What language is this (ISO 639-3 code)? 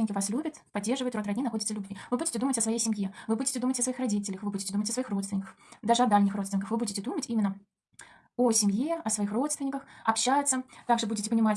rus